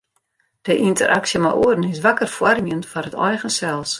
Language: Western Frisian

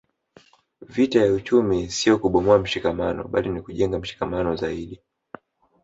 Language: Swahili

